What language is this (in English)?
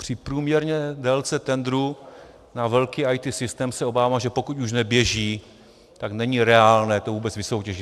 Czech